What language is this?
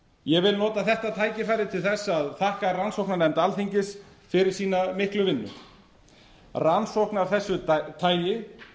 Icelandic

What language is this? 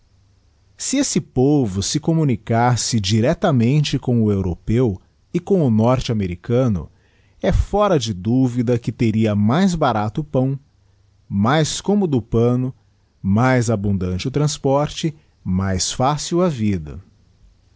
Portuguese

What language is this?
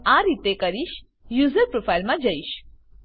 Gujarati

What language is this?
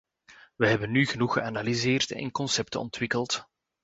Dutch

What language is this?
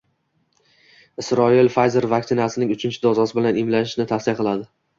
Uzbek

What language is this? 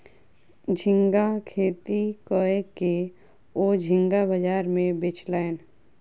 Maithili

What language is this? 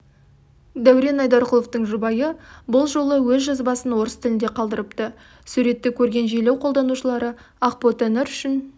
Kazakh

